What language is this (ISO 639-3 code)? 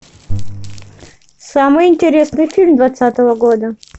rus